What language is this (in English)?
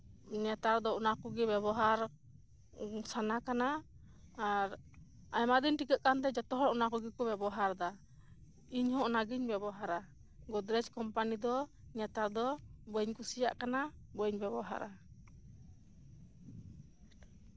Santali